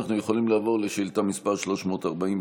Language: Hebrew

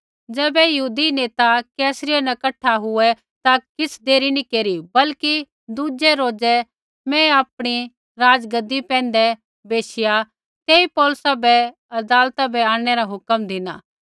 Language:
Kullu Pahari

